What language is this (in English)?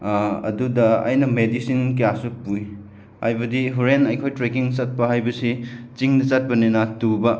Manipuri